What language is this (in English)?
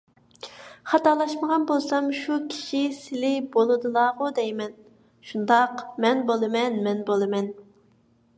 Uyghur